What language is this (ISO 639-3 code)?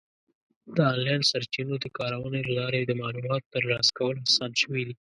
pus